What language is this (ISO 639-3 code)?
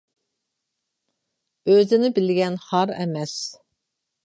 uig